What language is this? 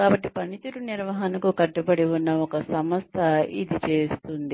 Telugu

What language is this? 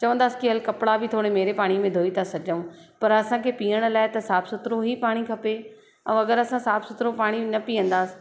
Sindhi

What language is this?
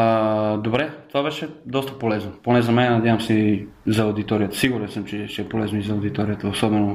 Bulgarian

